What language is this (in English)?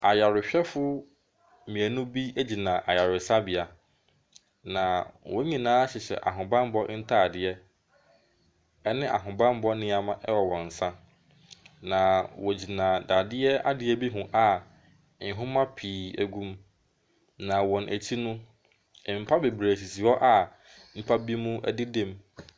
Akan